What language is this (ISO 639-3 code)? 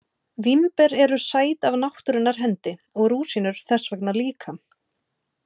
isl